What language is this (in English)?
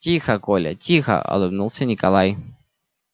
Russian